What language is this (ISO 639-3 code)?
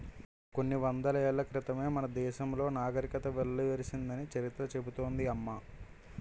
tel